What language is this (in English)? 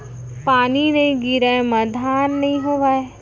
Chhattisgarhi